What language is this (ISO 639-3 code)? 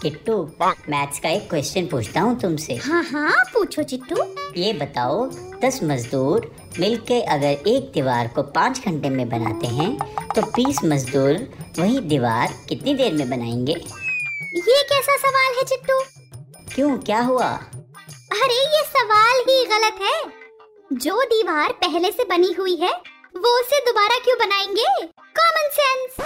hin